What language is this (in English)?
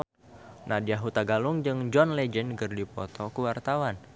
Sundanese